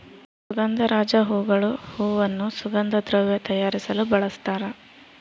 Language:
Kannada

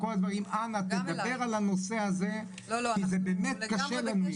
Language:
Hebrew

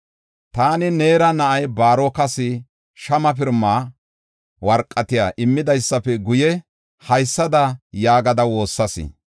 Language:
Gofa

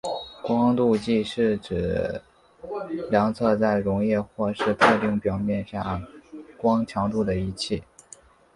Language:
Chinese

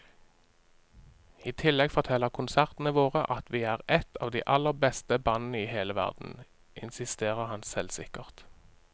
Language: Norwegian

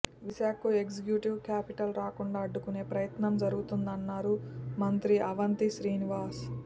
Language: Telugu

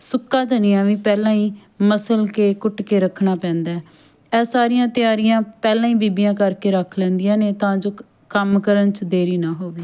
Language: Punjabi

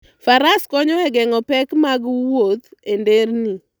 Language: Luo (Kenya and Tanzania)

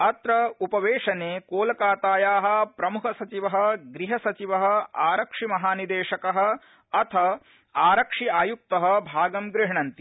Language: Sanskrit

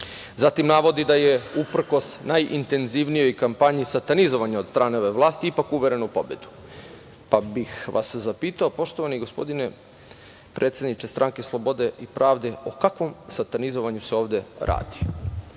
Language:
Serbian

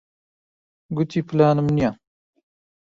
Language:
Central Kurdish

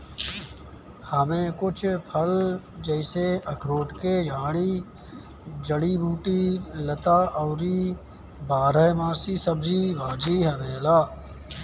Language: Bhojpuri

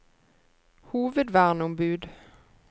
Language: Norwegian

